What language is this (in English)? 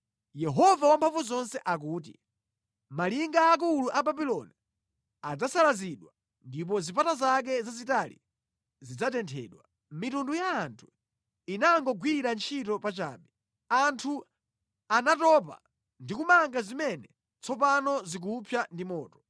Nyanja